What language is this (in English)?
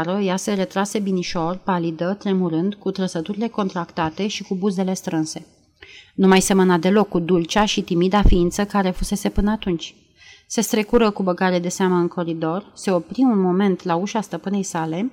Romanian